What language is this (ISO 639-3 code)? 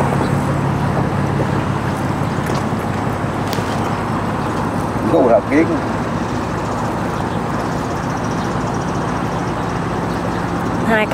vie